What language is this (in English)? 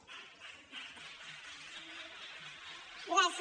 Catalan